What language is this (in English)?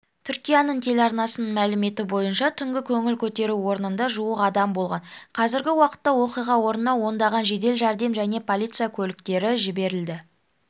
Kazakh